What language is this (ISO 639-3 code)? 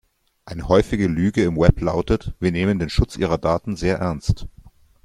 deu